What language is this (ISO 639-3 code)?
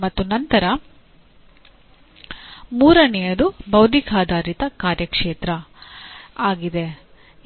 kan